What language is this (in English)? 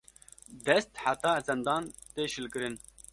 Kurdish